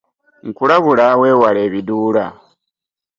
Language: Ganda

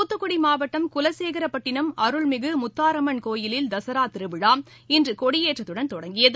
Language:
Tamil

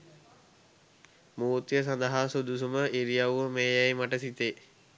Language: Sinhala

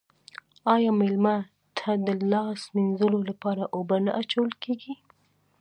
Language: Pashto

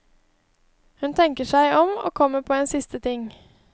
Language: Norwegian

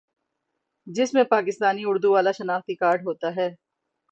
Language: Urdu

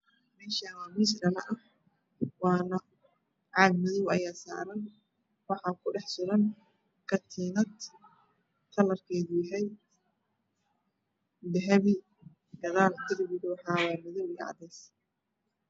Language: Somali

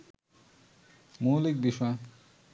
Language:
Bangla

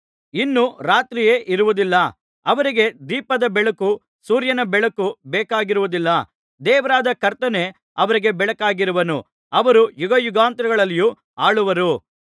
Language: Kannada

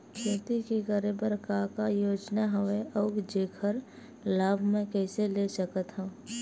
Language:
Chhattisgarhi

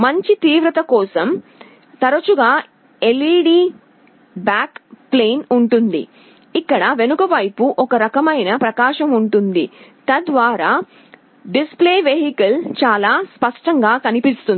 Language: Telugu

